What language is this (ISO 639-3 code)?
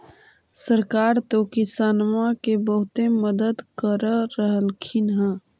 mag